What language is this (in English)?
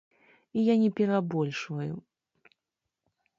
Belarusian